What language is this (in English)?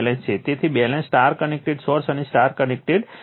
Gujarati